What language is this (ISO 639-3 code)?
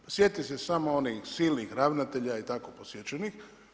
hrv